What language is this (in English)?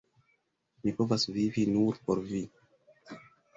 Esperanto